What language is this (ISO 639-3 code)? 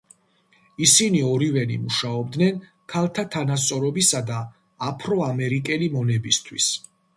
kat